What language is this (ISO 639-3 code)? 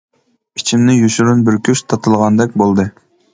uig